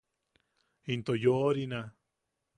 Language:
Yaqui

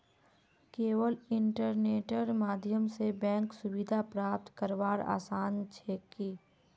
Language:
Magahi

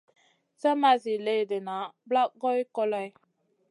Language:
Masana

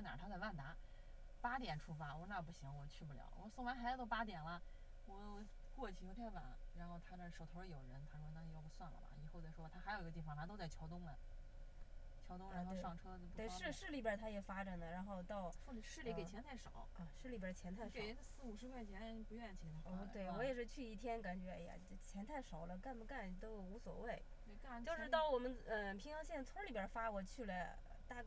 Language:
Chinese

